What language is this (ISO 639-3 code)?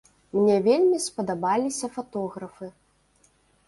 bel